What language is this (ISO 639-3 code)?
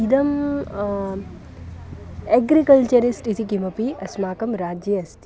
san